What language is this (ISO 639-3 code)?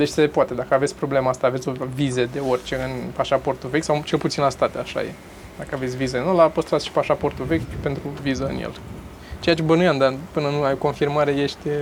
ron